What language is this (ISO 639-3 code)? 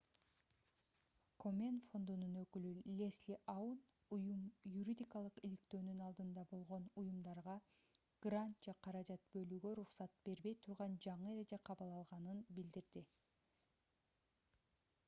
kir